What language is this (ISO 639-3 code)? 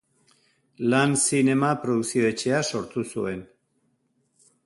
eus